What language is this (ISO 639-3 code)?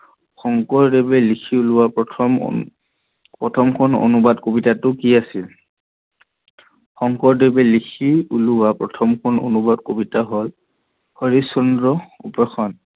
asm